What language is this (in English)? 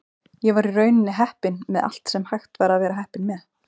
Icelandic